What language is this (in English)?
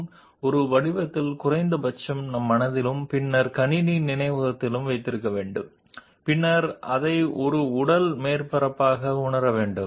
Telugu